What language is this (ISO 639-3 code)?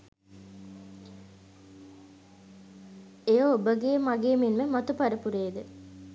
sin